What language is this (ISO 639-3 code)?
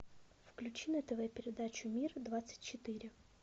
rus